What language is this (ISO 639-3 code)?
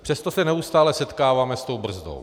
ces